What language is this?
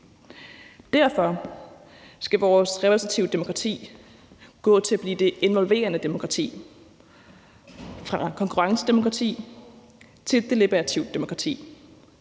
Danish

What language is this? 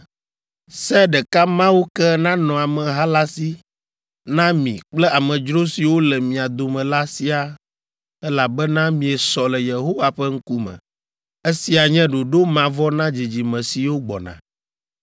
Ewe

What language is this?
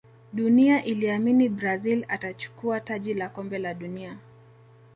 Swahili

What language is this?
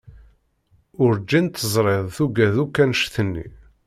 Kabyle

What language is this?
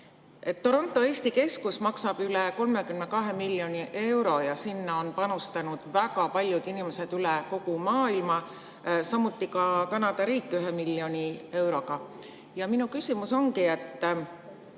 Estonian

